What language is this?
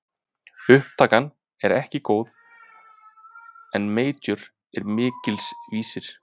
Icelandic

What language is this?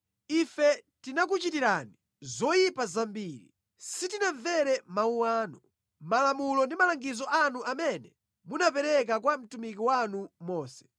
Nyanja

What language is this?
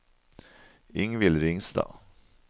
Norwegian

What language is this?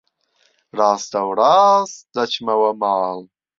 Central Kurdish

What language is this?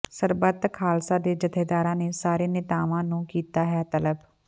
Punjabi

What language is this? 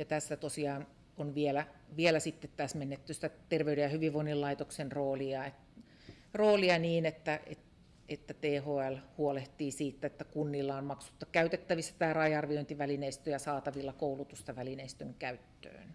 Finnish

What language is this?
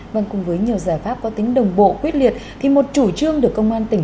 Vietnamese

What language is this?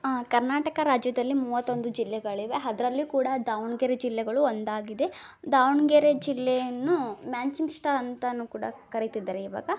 Kannada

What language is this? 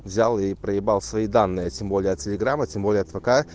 Russian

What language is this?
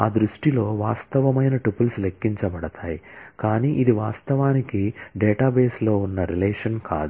Telugu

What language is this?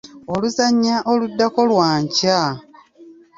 Ganda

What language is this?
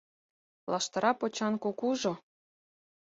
Mari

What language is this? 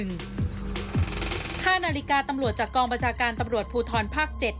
Thai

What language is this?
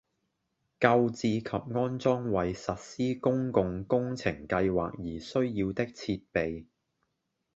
Cantonese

